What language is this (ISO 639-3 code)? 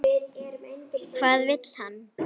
isl